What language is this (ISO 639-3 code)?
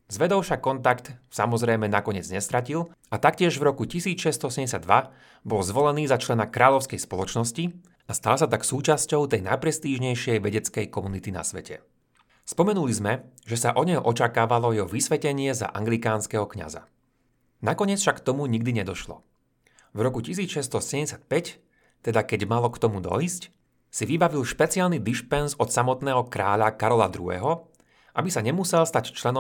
slk